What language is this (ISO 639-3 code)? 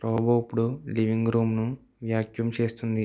tel